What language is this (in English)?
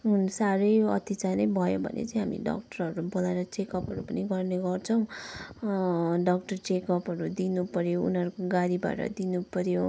Nepali